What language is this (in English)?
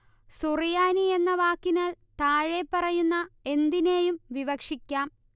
Malayalam